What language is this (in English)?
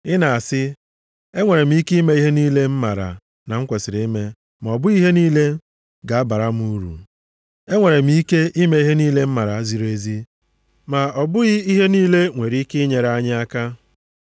Igbo